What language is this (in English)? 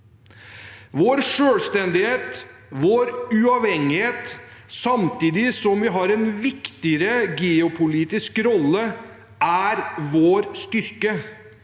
Norwegian